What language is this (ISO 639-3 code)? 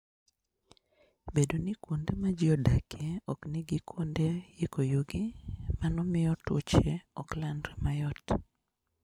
luo